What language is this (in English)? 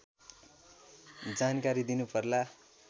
Nepali